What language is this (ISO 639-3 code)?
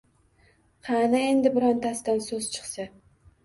uzb